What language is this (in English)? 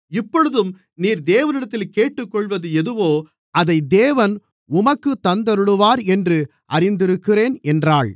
Tamil